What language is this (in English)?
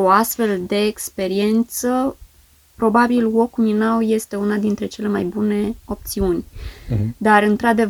Romanian